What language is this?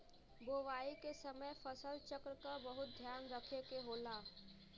Bhojpuri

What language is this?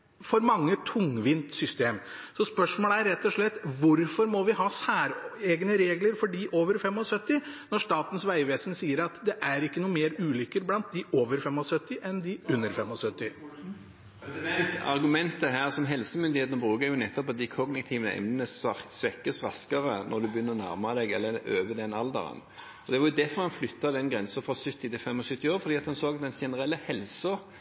Norwegian Bokmål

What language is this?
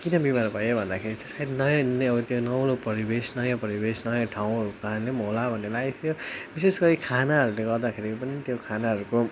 Nepali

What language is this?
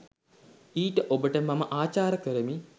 Sinhala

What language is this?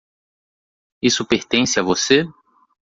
Portuguese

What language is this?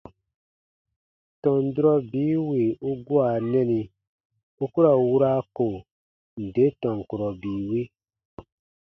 Baatonum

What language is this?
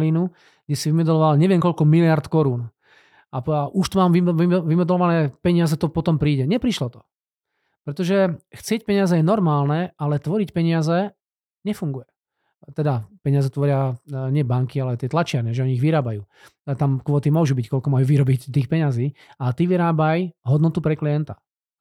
Slovak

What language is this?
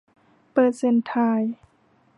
Thai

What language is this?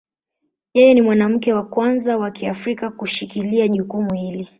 Swahili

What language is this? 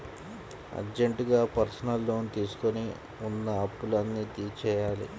Telugu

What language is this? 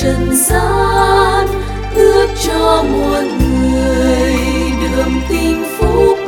Vietnamese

